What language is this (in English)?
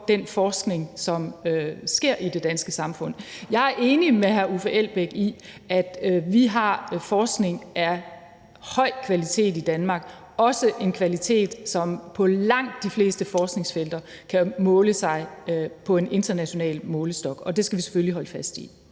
Danish